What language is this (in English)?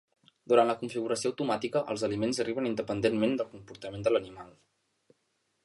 Catalan